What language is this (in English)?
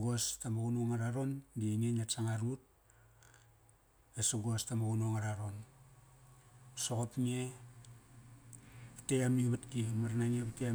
Kairak